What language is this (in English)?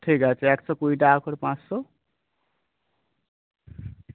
Bangla